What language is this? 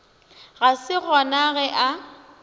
Northern Sotho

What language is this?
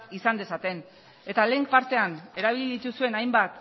Basque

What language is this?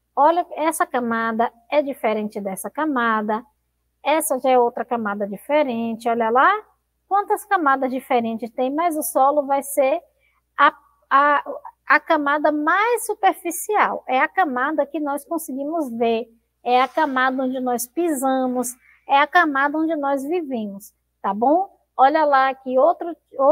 Portuguese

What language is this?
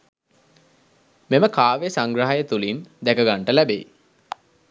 Sinhala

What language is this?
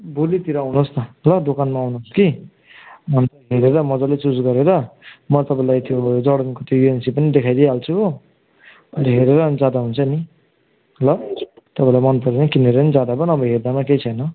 Nepali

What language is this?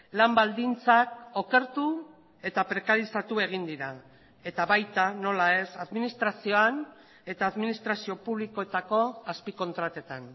Basque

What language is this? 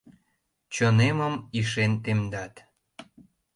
Mari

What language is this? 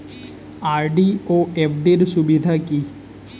Bangla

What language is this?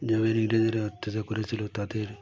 Bangla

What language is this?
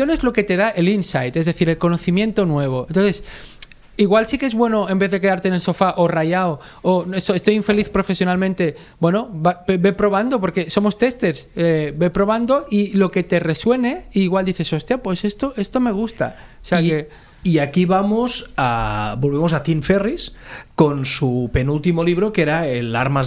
Spanish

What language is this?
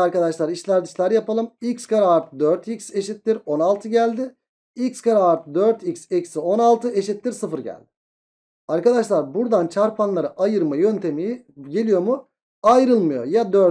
Turkish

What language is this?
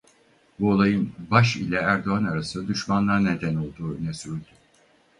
Turkish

